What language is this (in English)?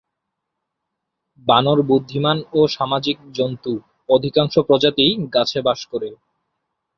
Bangla